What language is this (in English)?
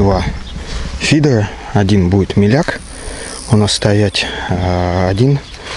Russian